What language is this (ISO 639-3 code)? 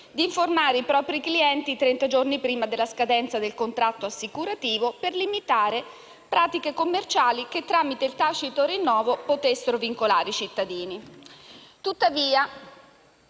ita